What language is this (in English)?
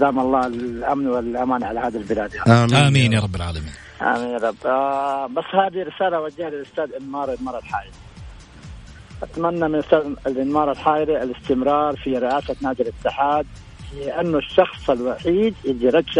Arabic